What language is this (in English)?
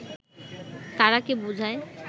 Bangla